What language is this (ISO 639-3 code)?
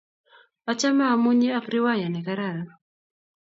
kln